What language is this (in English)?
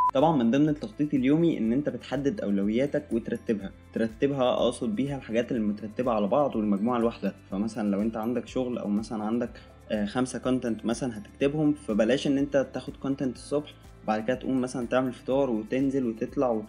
Arabic